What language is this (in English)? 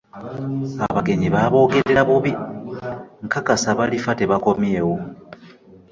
Ganda